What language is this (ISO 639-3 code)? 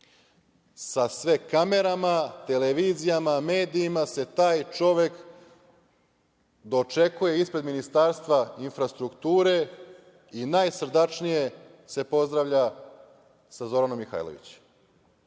srp